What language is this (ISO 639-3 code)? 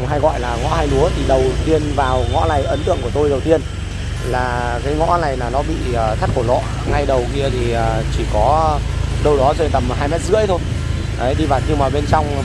vie